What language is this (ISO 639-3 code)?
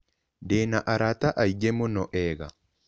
kik